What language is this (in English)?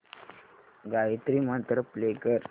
Marathi